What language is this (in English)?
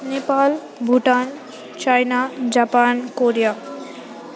Nepali